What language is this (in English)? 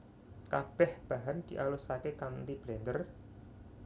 Javanese